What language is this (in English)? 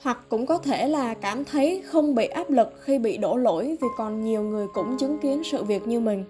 Vietnamese